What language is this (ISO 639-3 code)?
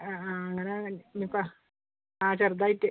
mal